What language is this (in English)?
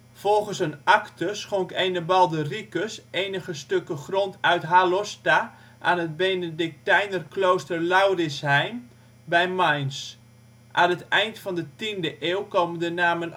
Dutch